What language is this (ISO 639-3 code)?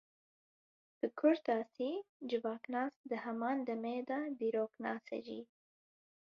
kur